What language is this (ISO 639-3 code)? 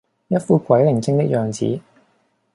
yue